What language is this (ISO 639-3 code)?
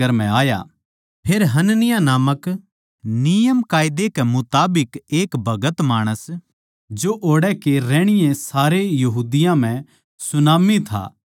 bgc